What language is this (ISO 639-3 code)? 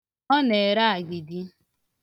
ibo